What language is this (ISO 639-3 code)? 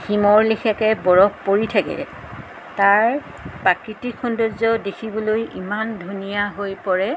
asm